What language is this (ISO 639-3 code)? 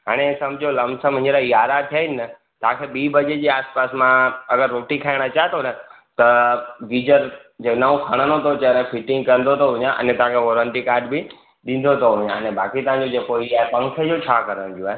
snd